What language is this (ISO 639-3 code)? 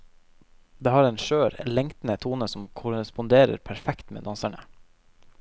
nor